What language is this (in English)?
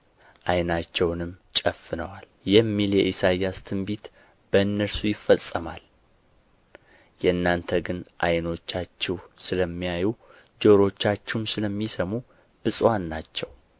Amharic